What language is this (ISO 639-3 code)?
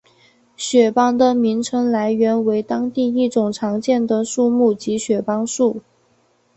zho